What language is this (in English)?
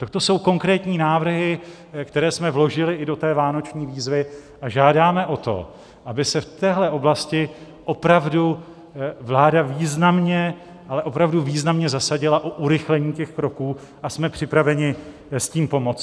Czech